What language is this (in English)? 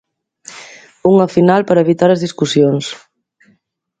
Galician